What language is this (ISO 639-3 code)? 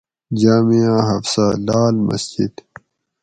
gwc